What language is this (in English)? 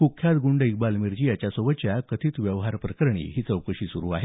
Marathi